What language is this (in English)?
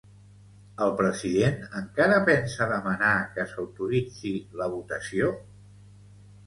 Catalan